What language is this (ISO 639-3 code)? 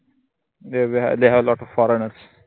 mar